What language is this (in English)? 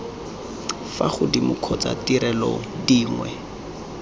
Tswana